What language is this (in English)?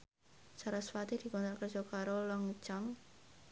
Javanese